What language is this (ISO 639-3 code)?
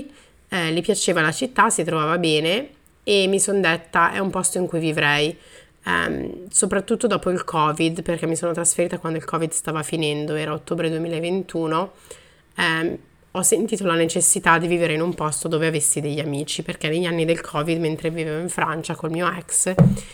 ita